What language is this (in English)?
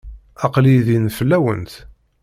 Kabyle